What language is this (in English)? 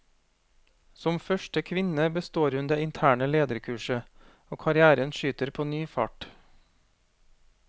Norwegian